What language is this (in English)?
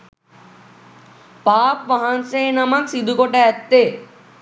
Sinhala